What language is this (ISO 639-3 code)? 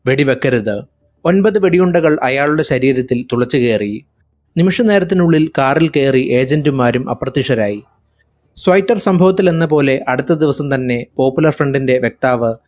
mal